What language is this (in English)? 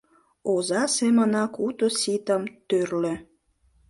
Mari